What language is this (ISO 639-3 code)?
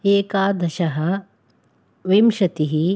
san